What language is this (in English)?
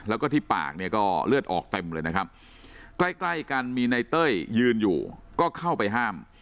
Thai